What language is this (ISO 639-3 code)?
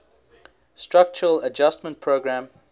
eng